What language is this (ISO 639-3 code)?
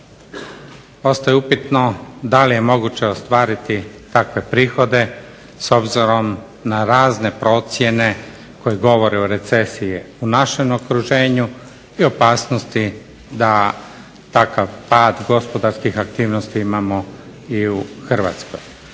hrv